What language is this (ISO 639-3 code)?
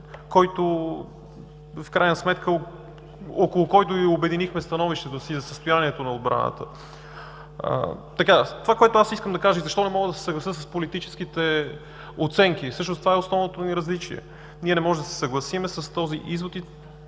bul